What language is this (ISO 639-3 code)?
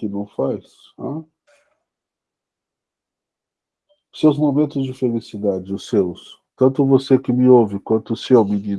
por